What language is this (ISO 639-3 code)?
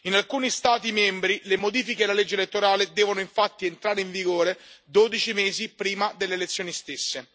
ita